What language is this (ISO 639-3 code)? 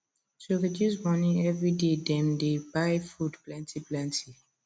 pcm